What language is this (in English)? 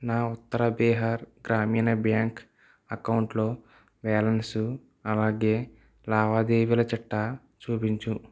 Telugu